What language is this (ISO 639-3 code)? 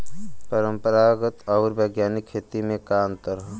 bho